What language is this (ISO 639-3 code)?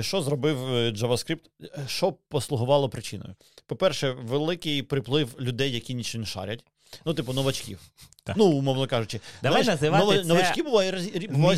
ukr